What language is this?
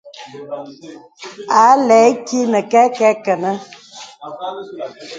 Bebele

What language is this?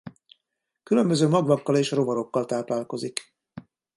Hungarian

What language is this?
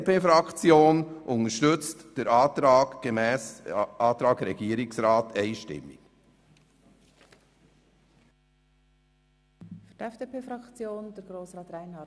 Swiss German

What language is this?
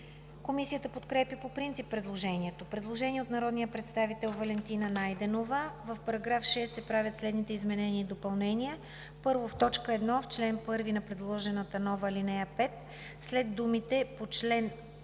Bulgarian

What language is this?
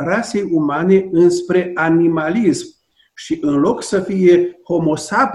Romanian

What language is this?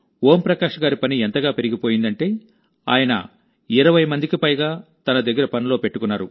Telugu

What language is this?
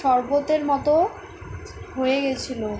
Bangla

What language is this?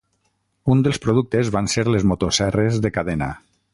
Catalan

